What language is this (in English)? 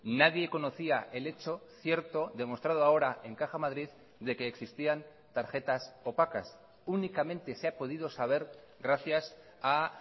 Spanish